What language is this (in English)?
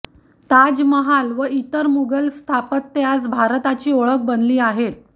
Marathi